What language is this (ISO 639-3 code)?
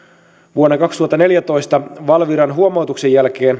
fin